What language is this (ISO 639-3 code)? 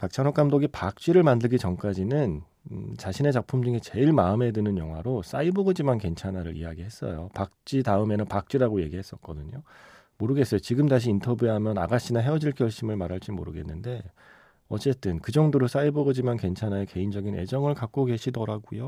kor